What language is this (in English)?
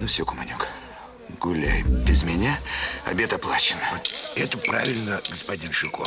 Russian